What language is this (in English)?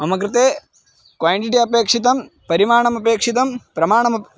Sanskrit